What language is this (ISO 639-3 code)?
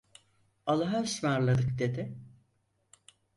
tur